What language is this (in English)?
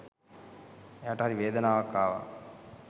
Sinhala